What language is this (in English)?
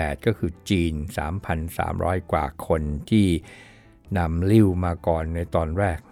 Thai